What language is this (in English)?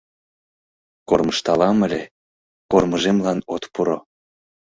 Mari